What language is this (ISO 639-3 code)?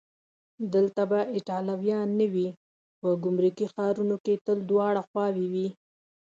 pus